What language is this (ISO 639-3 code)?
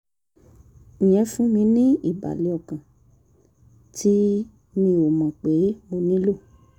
yor